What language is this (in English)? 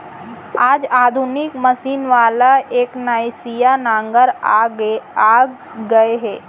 Chhattisgarhi